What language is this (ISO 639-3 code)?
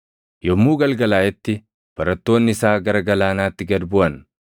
orm